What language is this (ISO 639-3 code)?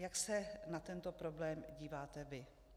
ces